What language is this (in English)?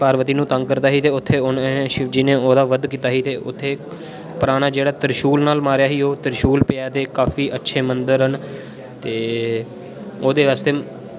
Dogri